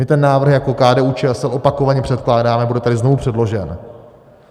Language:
Czech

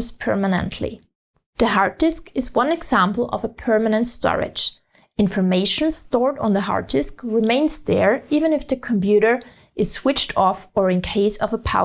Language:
English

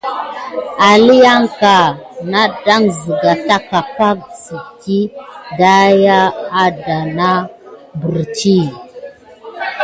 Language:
Gidar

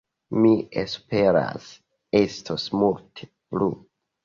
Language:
Esperanto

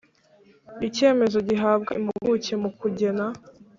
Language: Kinyarwanda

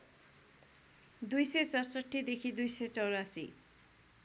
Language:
Nepali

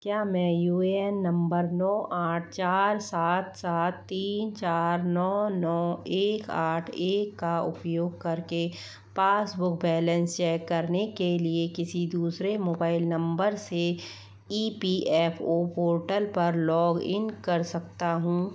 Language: Hindi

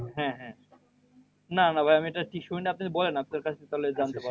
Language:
Bangla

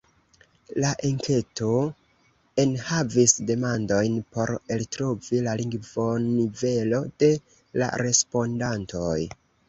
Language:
Esperanto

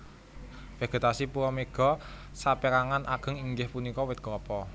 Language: Javanese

